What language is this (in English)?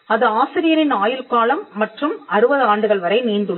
Tamil